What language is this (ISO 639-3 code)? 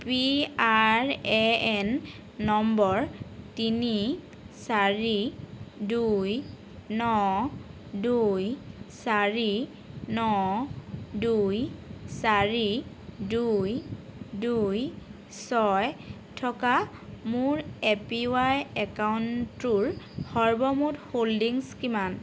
asm